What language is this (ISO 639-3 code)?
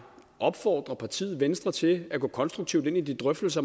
dan